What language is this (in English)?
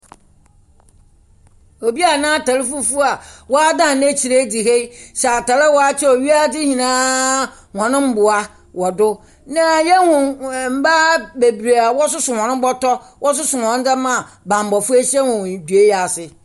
Akan